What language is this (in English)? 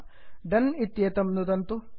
Sanskrit